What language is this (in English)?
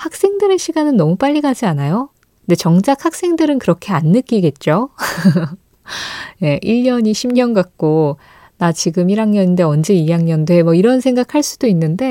Korean